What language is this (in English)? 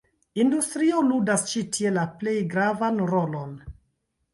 Esperanto